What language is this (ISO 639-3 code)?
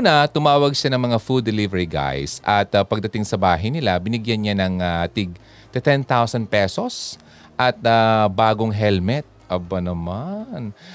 fil